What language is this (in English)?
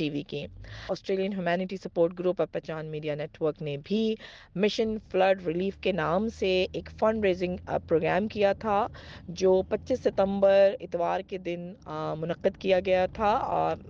Urdu